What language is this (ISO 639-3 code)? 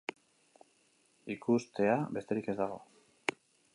eus